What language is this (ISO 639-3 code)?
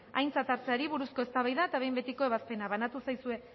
eus